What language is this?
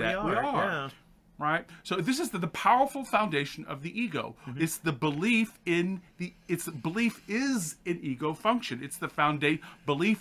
English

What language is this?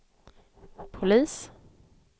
Swedish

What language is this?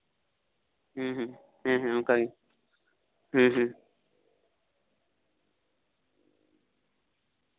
Santali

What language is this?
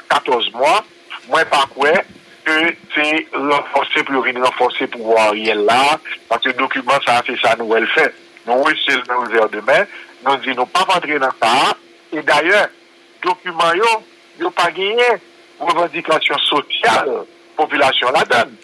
French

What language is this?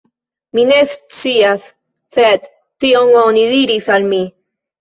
Esperanto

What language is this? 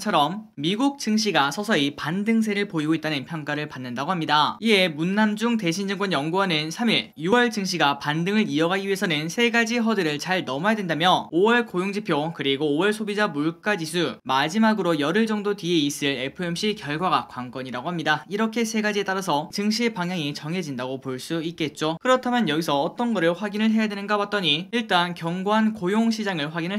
Korean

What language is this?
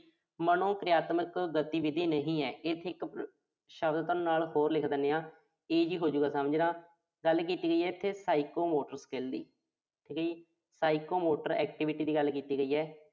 Punjabi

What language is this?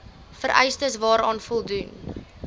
Afrikaans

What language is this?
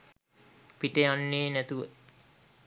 Sinhala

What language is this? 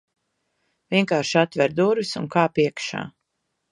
Latvian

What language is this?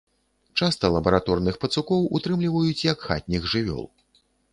Belarusian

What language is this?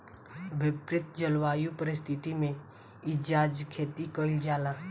Bhojpuri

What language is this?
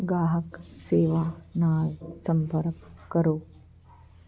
Punjabi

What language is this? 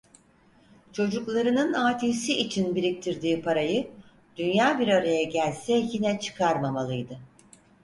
Turkish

